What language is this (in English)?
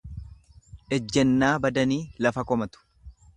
Oromo